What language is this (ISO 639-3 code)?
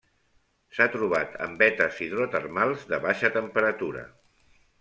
cat